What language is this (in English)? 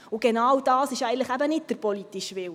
Swiss German